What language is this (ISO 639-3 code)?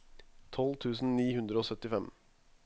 nor